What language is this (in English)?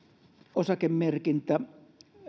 Finnish